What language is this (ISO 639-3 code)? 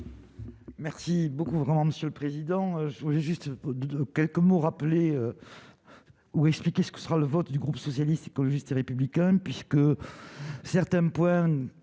fra